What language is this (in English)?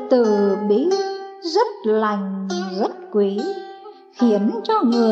Vietnamese